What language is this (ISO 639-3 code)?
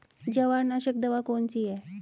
hin